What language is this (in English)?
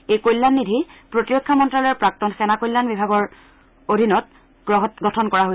Assamese